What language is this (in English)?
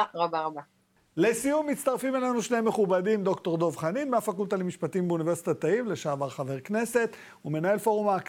Hebrew